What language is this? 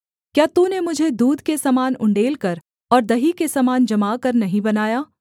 Hindi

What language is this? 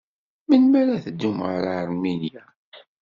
Kabyle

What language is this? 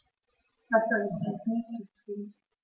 German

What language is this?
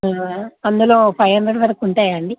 Telugu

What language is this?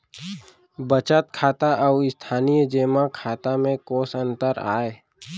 Chhattisgarhi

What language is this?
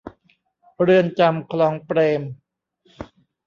Thai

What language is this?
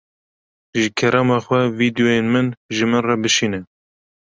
Kurdish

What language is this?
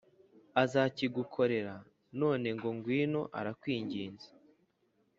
Kinyarwanda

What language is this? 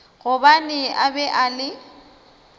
Northern Sotho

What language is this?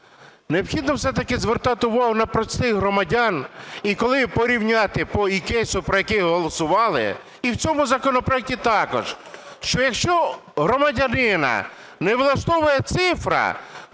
Ukrainian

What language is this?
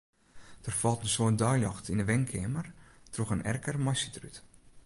Western Frisian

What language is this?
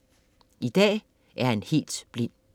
Danish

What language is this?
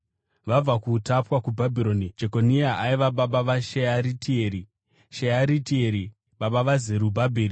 Shona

